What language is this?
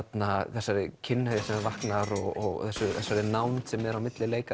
Icelandic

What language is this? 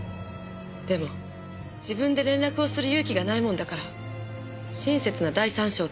Japanese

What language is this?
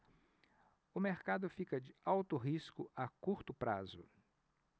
Portuguese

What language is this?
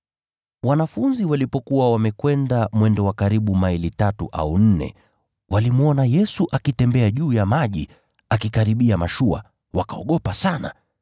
Swahili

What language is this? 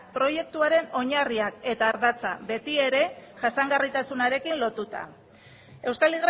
Basque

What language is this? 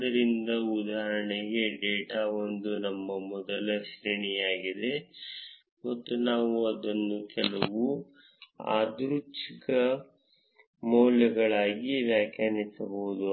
Kannada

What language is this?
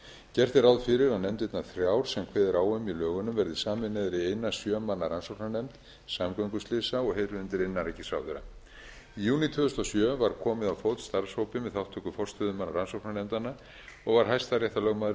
Icelandic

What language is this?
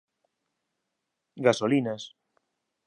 Galician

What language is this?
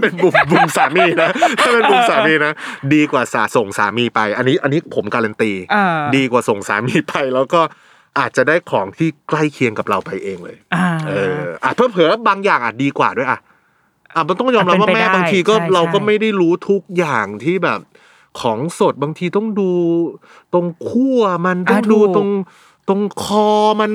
Thai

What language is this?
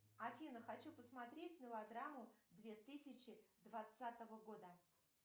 Russian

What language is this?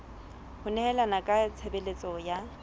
Southern Sotho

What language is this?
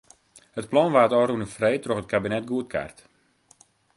Western Frisian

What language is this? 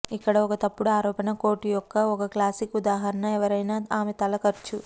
Telugu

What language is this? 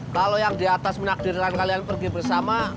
Indonesian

